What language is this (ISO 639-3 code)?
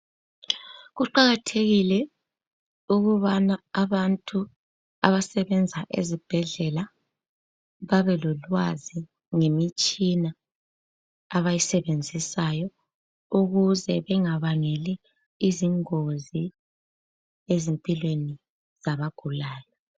nde